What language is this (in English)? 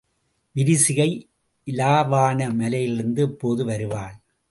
Tamil